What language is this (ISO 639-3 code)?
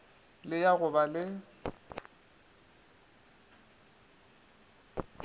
nso